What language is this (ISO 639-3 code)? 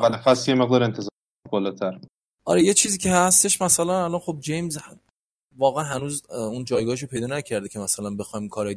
fas